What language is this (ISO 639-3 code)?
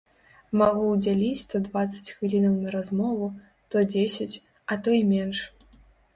bel